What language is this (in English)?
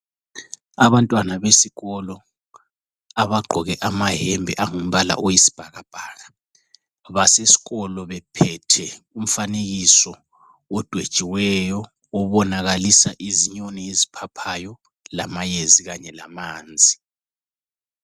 North Ndebele